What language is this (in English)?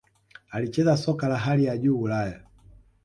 Swahili